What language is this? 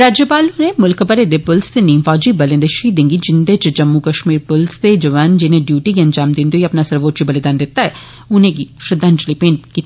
Dogri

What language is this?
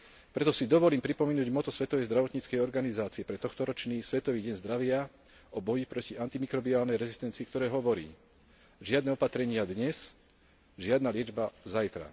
Slovak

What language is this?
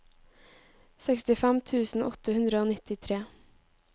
Norwegian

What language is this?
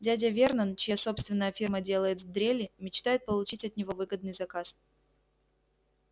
Russian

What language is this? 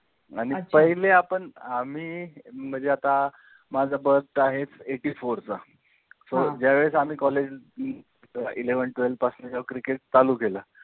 Marathi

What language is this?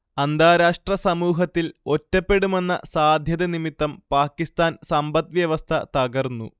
Malayalam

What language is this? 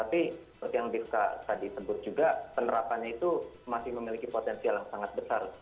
Indonesian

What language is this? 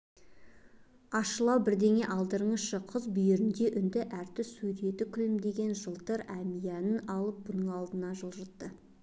Kazakh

